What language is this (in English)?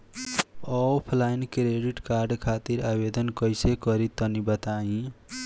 Bhojpuri